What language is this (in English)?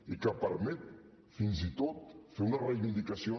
Catalan